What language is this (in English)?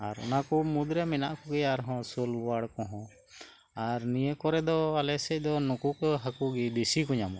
Santali